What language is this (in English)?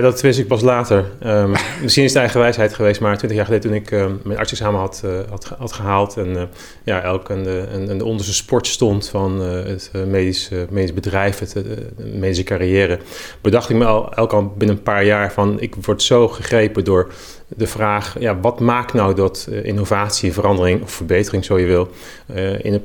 Dutch